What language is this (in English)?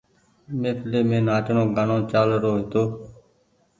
Goaria